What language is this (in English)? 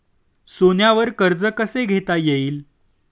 Marathi